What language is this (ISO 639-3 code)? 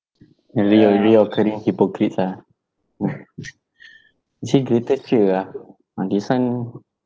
eng